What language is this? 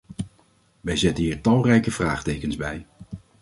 Dutch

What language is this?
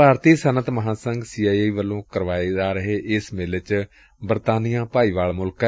Punjabi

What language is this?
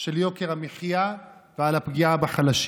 Hebrew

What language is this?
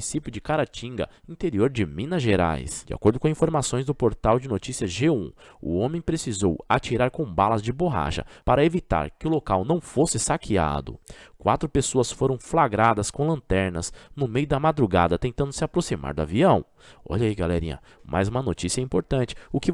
Portuguese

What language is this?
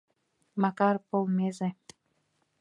Mari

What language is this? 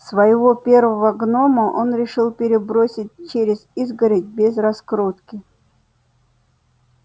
Russian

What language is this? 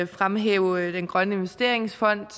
Danish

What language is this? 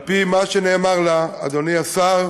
Hebrew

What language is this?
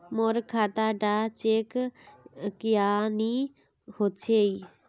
Magahi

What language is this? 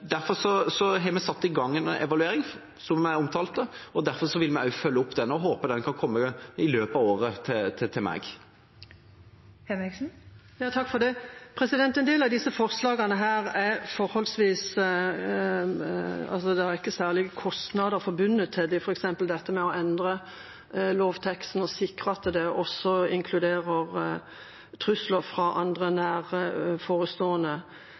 Norwegian Bokmål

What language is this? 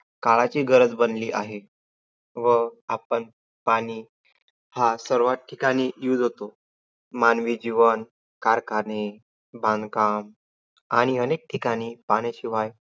Marathi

